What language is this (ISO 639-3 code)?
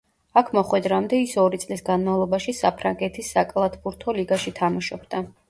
kat